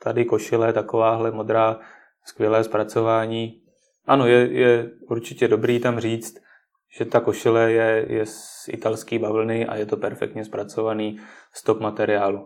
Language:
Czech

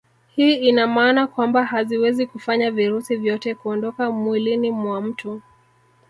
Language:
Swahili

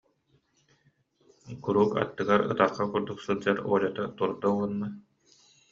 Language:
Yakut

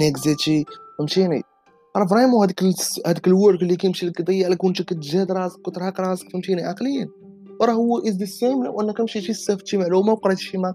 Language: Arabic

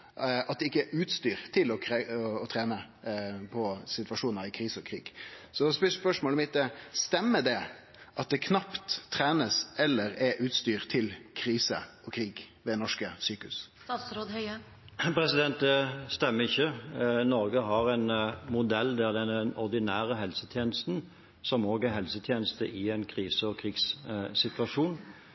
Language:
Norwegian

